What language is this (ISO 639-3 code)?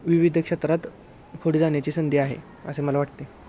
mar